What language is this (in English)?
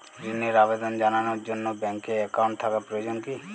Bangla